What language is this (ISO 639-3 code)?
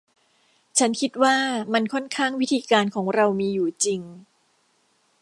tha